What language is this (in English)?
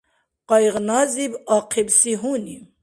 Dargwa